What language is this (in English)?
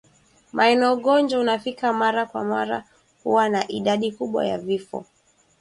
Swahili